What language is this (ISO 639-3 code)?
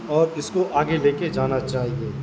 urd